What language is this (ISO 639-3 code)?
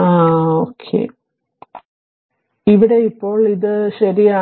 mal